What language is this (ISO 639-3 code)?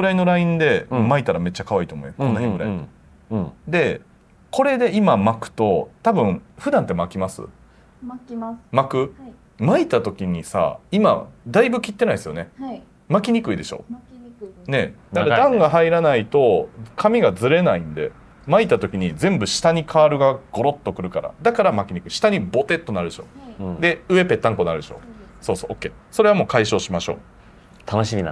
jpn